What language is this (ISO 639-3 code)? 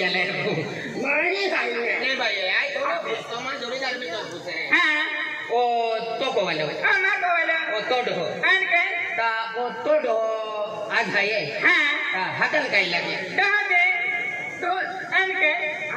mar